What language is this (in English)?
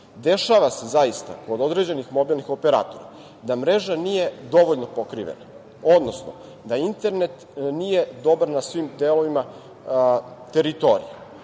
Serbian